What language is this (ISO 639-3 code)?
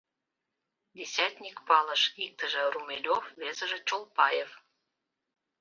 chm